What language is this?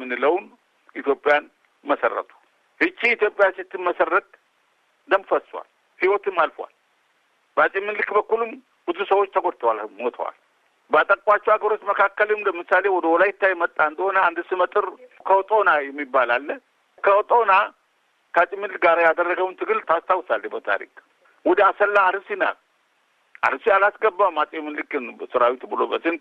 Amharic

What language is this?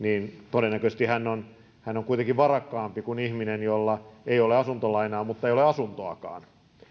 Finnish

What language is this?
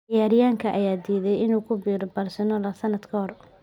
Somali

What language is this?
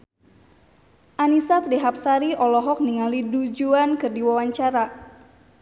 Sundanese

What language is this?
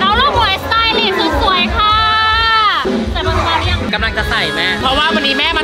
Thai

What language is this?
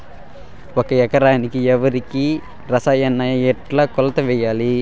Telugu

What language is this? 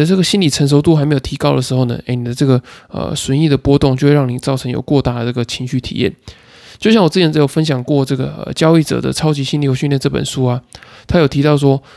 Chinese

